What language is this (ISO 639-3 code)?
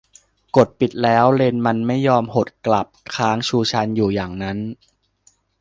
tha